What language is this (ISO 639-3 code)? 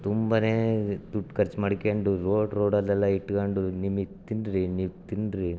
kan